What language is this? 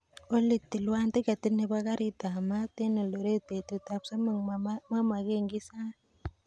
Kalenjin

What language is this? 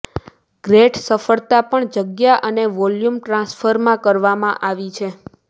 Gujarati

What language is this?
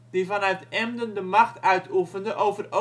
Dutch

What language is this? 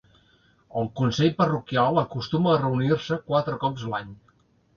Catalan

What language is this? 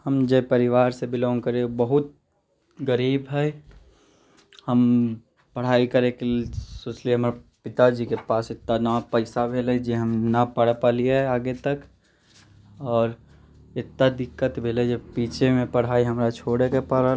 Maithili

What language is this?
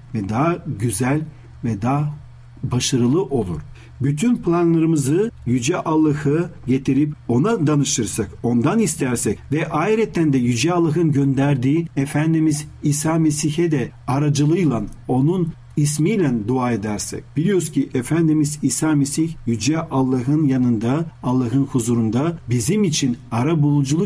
Turkish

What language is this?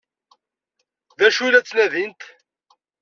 Kabyle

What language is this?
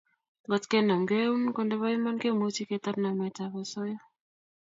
Kalenjin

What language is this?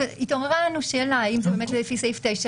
Hebrew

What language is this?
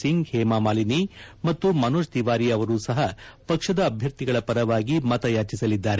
Kannada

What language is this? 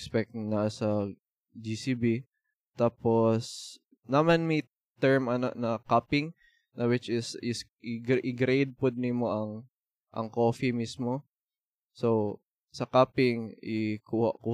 Filipino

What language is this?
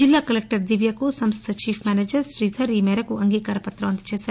Telugu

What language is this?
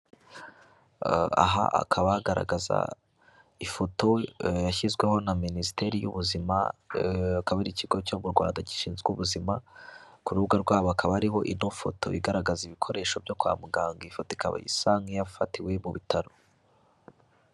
Kinyarwanda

